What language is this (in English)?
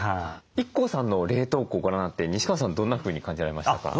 Japanese